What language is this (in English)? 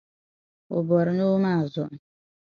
Dagbani